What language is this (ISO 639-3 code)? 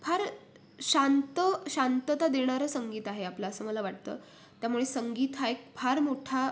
mar